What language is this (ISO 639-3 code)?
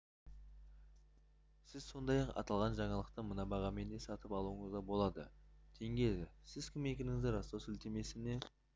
kaz